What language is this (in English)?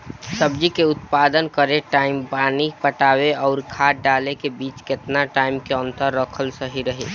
Bhojpuri